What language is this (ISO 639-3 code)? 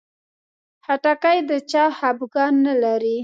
pus